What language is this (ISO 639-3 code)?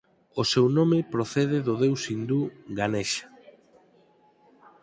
glg